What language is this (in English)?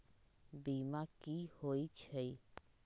Magahi